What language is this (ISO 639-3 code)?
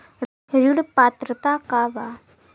bho